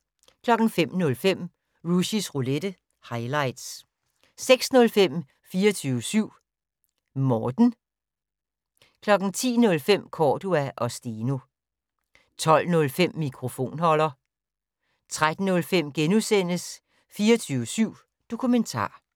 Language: Danish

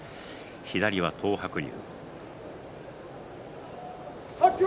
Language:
Japanese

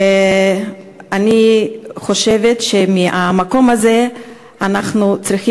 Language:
Hebrew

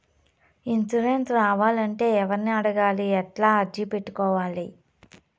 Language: Telugu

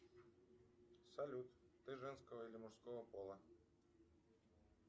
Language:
Russian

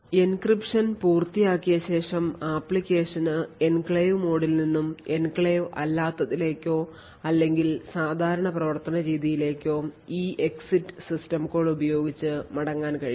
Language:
Malayalam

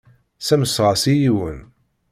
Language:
Kabyle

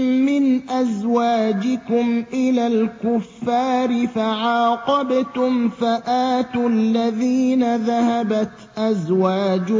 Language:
Arabic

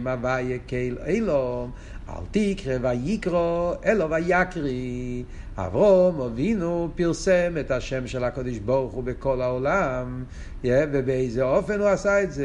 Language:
Hebrew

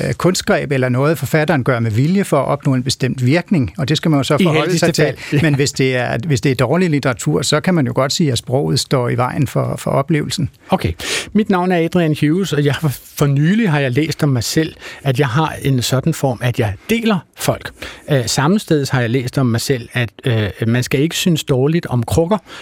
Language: Danish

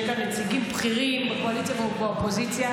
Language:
Hebrew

